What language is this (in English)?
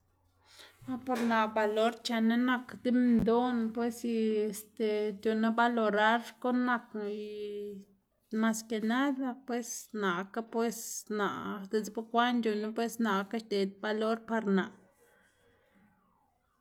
Xanaguía Zapotec